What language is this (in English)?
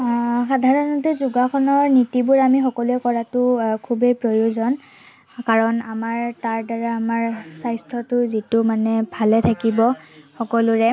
Assamese